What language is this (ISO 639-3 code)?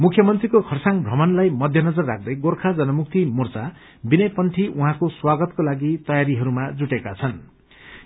nep